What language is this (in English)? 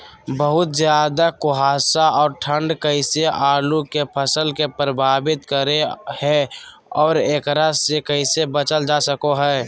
Magahi